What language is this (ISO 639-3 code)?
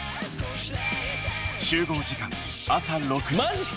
jpn